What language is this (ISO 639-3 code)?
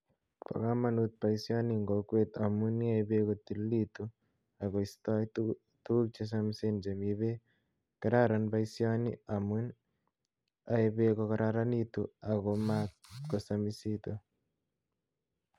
kln